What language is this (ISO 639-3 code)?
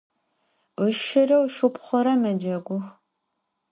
ady